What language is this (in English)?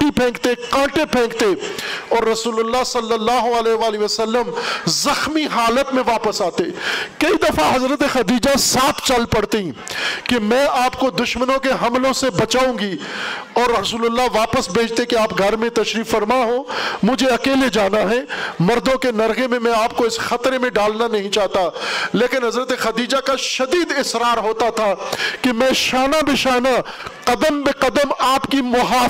Urdu